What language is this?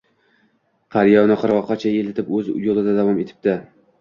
Uzbek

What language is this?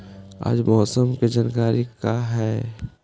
Magahi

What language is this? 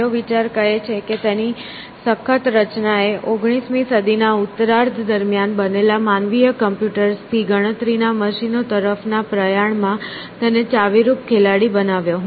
Gujarati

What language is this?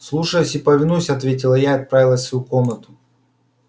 Russian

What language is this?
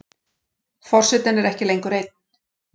Icelandic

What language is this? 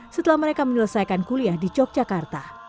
Indonesian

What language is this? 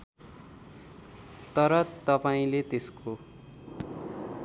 Nepali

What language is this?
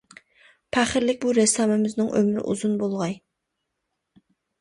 Uyghur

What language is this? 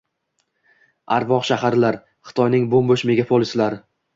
Uzbek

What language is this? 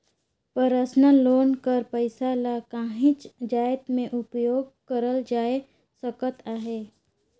Chhattisgarhi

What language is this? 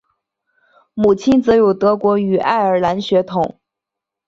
Chinese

